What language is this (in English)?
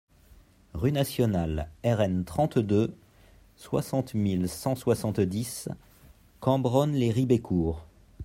French